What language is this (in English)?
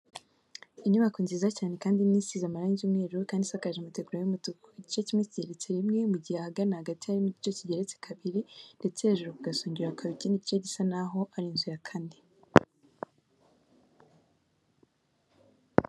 Kinyarwanda